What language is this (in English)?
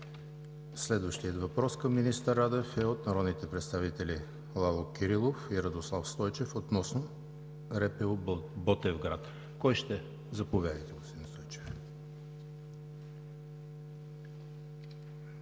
Bulgarian